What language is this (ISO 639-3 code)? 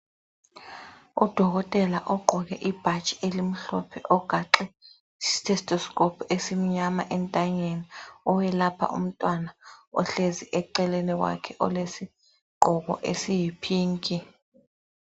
nde